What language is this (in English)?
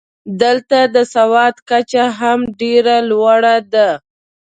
Pashto